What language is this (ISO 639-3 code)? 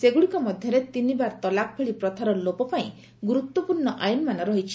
ori